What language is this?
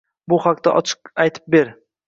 Uzbek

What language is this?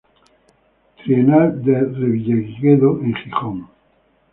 Spanish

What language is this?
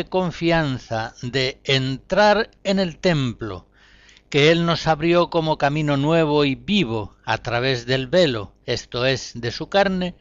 Spanish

